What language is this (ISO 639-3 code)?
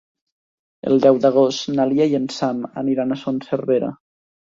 cat